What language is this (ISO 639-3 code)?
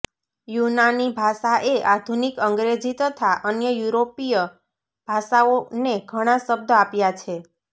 guj